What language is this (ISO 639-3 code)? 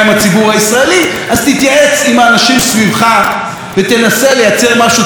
heb